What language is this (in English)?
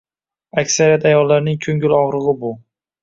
Uzbek